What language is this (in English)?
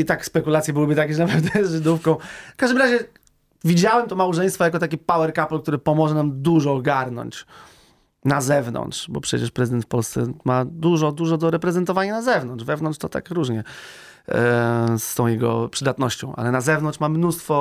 Polish